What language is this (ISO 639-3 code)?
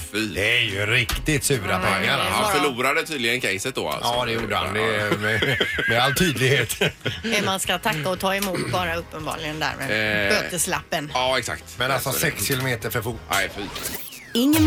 swe